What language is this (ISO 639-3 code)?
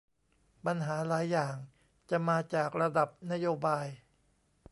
tha